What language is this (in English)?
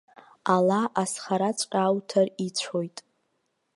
Abkhazian